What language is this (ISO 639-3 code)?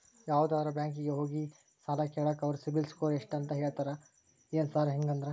kan